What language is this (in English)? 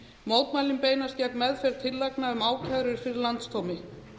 Icelandic